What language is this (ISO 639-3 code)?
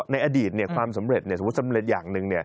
tha